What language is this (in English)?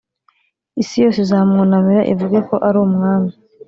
Kinyarwanda